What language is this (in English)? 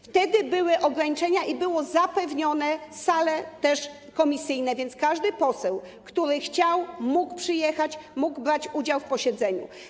Polish